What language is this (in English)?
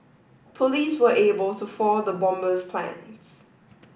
English